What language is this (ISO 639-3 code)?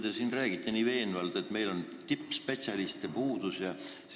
est